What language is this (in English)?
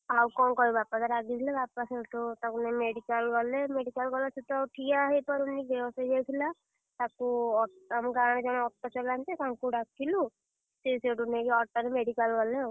Odia